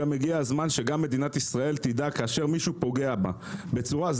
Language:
Hebrew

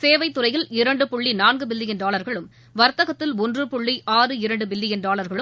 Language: Tamil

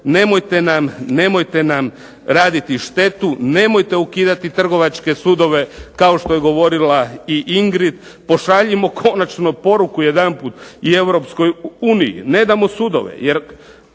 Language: Croatian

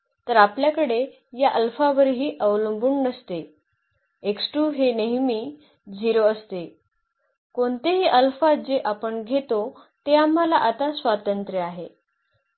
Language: Marathi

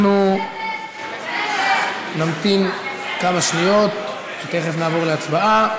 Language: Hebrew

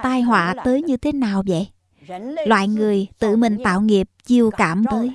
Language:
Vietnamese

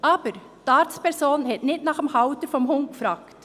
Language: Swiss German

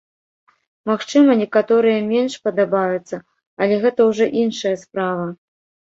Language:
Belarusian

